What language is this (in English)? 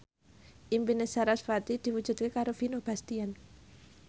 Javanese